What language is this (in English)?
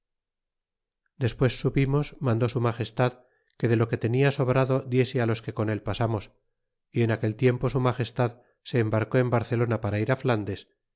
Spanish